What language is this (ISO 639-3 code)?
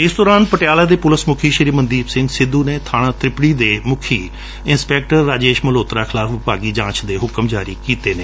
pan